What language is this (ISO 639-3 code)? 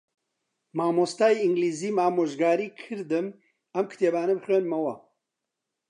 ckb